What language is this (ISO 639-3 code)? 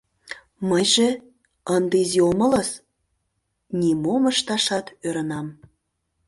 chm